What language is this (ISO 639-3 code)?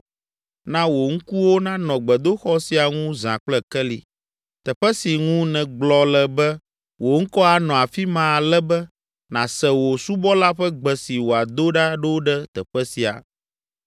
ewe